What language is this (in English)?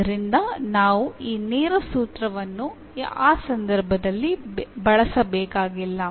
Kannada